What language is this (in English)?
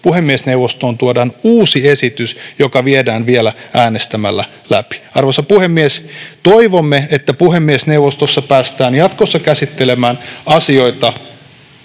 Finnish